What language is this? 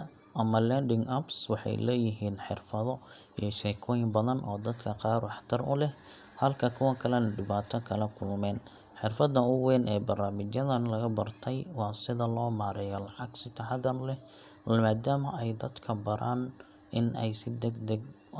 Somali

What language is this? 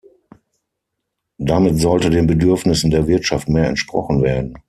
German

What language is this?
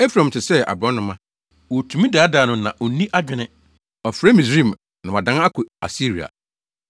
Akan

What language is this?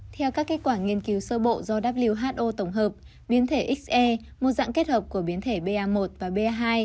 Vietnamese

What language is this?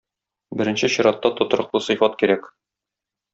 Tatar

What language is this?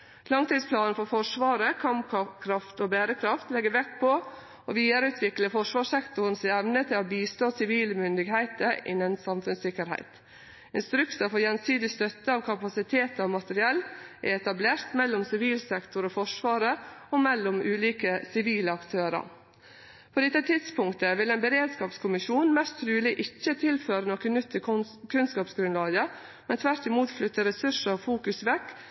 Norwegian Nynorsk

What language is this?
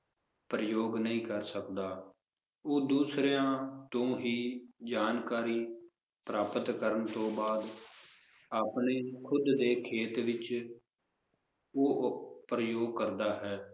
Punjabi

